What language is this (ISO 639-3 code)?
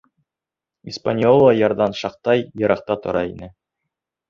bak